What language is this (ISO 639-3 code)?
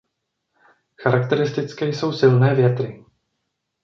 ces